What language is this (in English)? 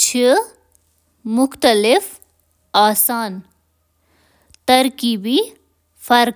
Kashmiri